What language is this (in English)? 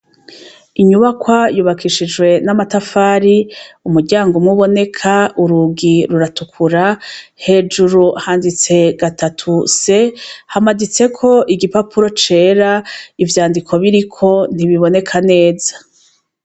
Rundi